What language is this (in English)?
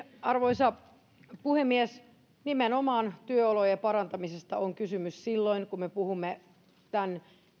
Finnish